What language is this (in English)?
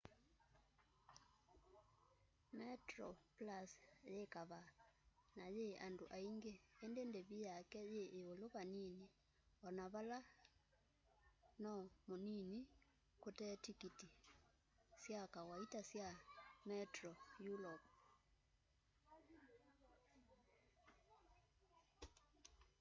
Kamba